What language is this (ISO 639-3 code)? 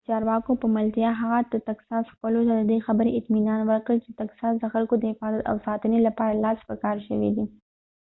pus